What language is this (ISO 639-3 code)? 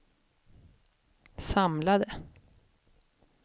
swe